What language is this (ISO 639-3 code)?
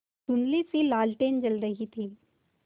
hin